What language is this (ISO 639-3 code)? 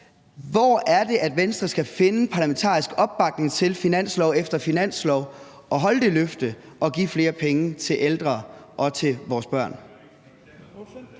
dan